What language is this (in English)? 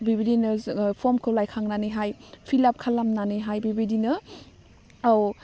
Bodo